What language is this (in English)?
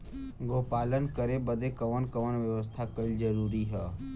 Bhojpuri